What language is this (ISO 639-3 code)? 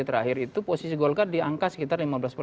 ind